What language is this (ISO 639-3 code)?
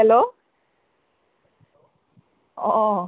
asm